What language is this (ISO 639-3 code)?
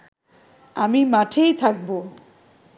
ben